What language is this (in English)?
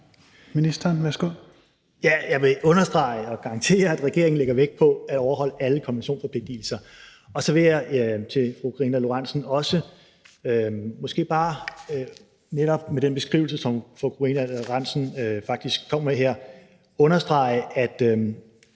Danish